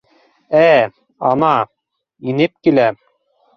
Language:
Bashkir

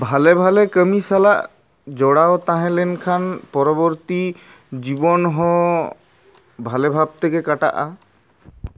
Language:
Santali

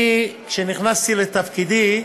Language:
Hebrew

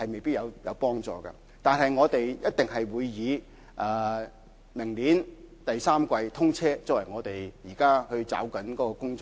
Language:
Cantonese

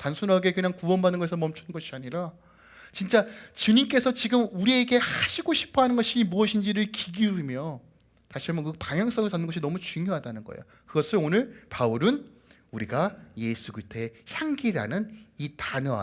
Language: Korean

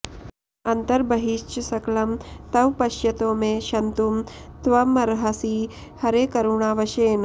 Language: Sanskrit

